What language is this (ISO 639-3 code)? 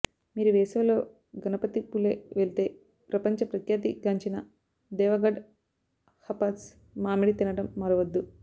tel